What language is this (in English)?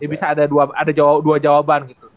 Indonesian